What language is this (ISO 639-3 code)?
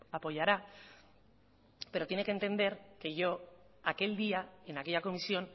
spa